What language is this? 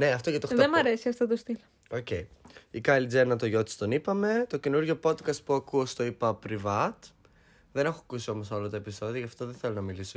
Greek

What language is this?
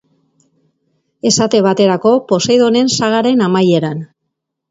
Basque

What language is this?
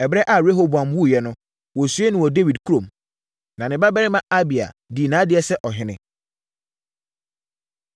Akan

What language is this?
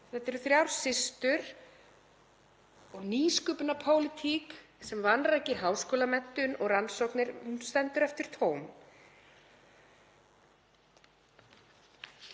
Icelandic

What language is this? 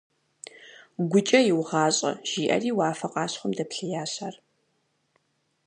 Kabardian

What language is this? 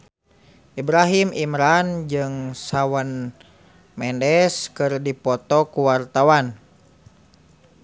Sundanese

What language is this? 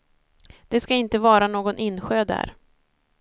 Swedish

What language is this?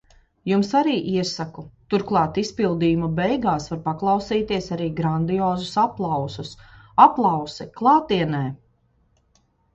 Latvian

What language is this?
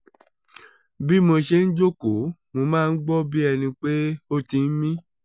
Yoruba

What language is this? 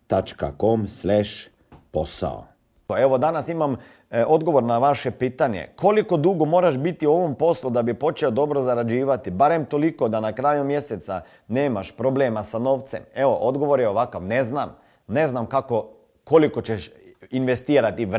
Croatian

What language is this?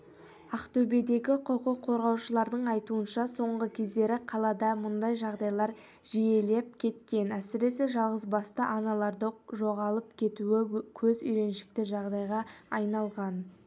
Kazakh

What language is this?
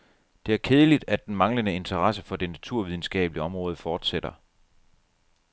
Danish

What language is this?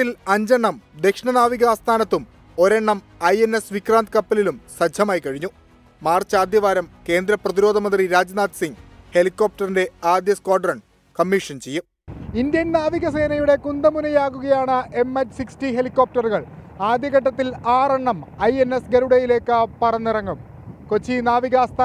Malayalam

